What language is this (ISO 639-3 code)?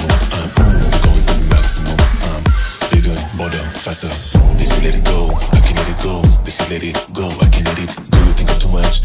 eng